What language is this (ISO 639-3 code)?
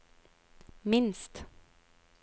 nor